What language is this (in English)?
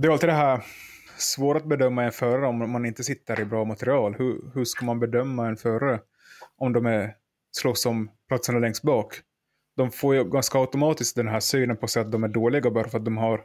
Swedish